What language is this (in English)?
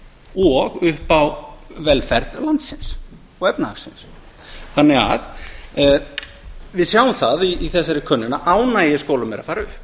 Icelandic